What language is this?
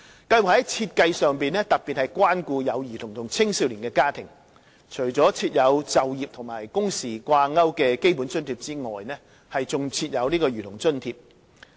Cantonese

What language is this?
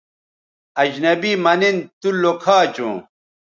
Bateri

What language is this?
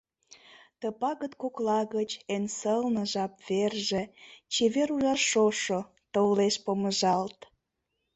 Mari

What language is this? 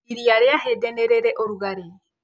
Kikuyu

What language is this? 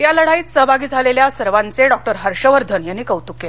Marathi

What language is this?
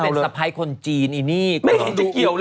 Thai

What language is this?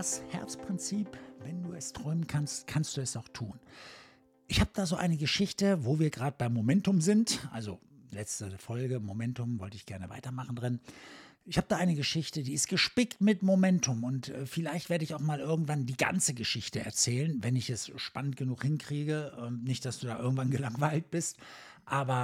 German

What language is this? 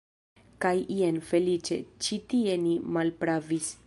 Esperanto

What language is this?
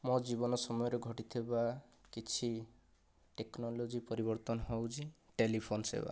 Odia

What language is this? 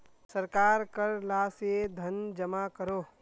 Magahi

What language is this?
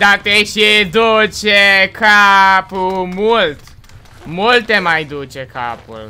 Romanian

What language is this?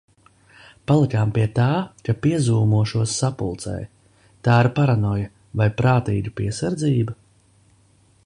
Latvian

